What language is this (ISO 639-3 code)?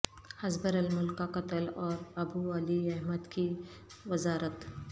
urd